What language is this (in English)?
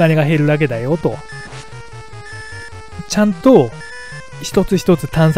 Japanese